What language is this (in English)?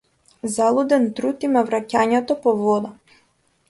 Macedonian